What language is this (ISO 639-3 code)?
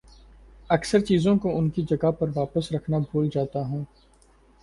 urd